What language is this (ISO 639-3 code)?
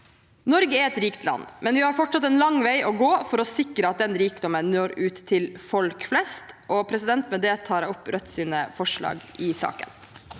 nor